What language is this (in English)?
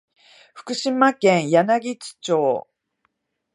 Japanese